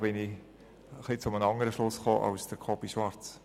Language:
Swiss German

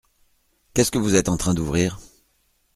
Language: French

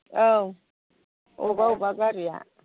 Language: Bodo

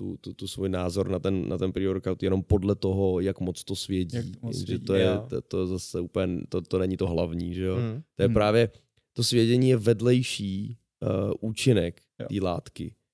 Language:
Czech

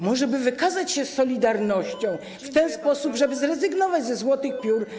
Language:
Polish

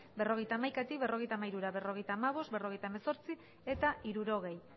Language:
Basque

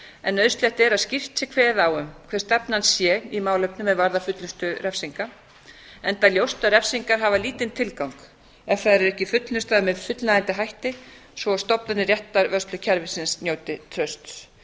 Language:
Icelandic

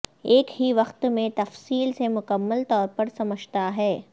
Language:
Urdu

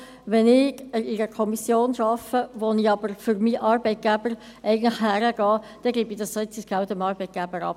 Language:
Swiss German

